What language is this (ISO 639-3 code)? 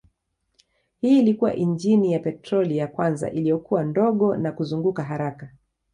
swa